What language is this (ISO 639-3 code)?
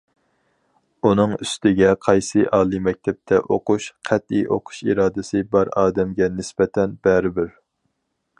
uig